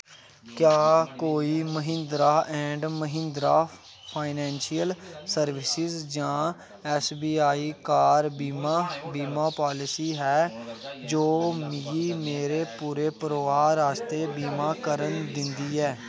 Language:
Dogri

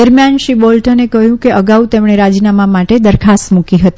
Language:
Gujarati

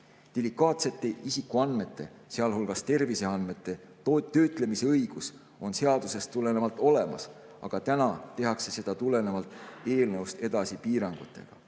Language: Estonian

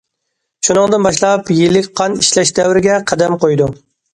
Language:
Uyghur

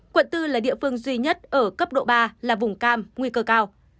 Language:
Vietnamese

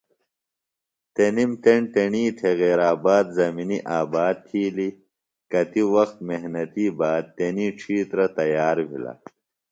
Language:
Phalura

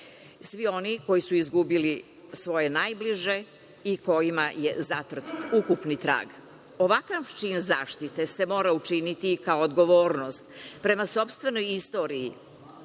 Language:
Serbian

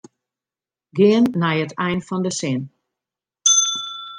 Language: Western Frisian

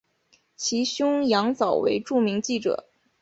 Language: Chinese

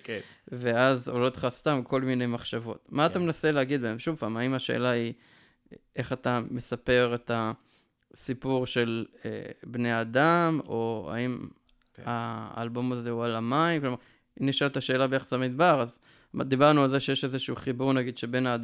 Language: Hebrew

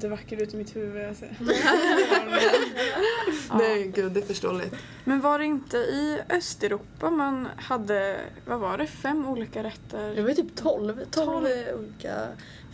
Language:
Swedish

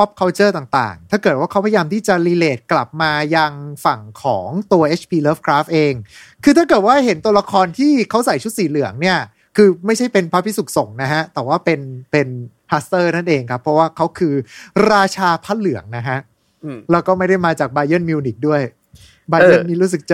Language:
Thai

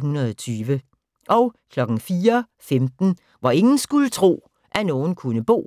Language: Danish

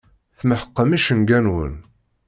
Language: Kabyle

